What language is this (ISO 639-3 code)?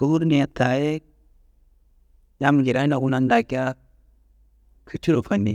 kbl